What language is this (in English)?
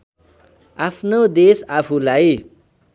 Nepali